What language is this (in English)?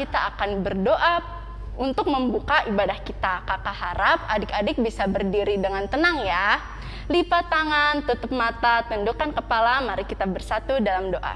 Indonesian